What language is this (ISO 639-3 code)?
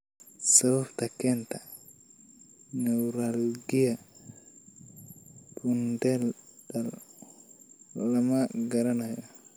som